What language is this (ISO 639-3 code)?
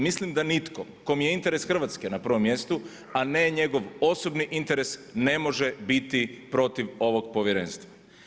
hrv